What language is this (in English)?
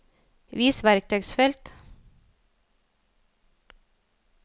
Norwegian